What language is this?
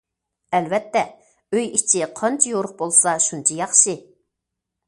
Uyghur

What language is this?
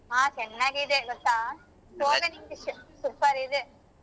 Kannada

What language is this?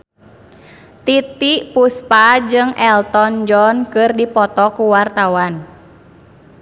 Sundanese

